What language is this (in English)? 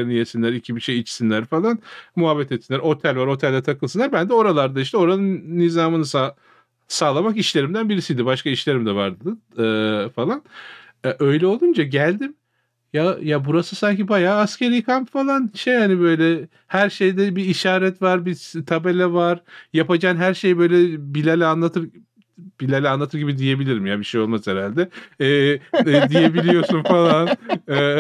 Turkish